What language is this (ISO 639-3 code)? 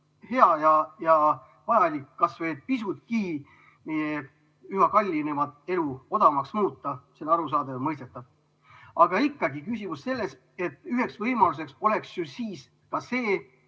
est